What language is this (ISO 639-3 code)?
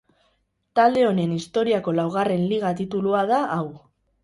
eus